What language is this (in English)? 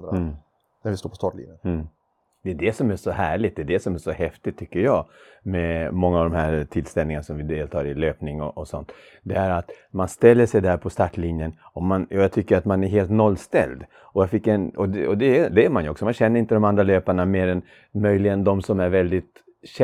Swedish